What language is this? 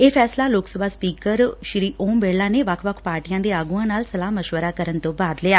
Punjabi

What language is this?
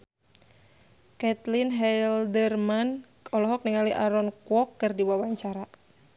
Sundanese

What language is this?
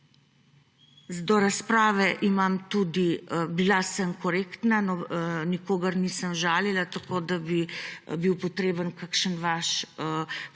Slovenian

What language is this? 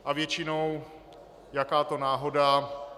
Czech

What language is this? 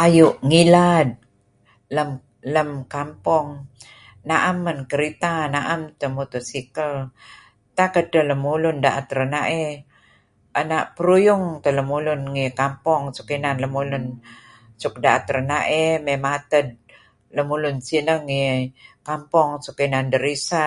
Kelabit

